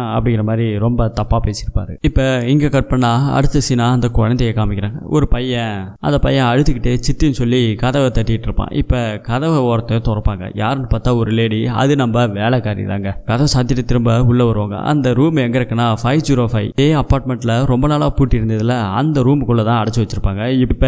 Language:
Tamil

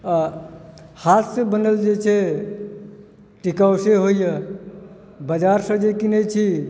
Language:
Maithili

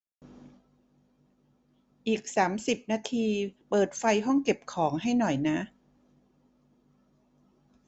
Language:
Thai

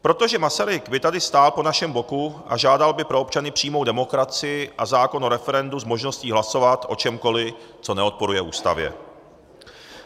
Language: Czech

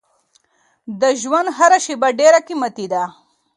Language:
Pashto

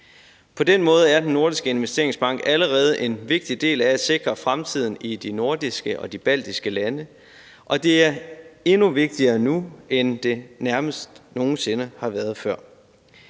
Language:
Danish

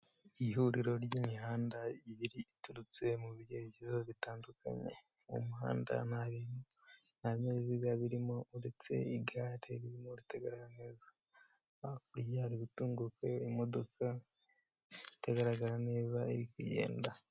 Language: Kinyarwanda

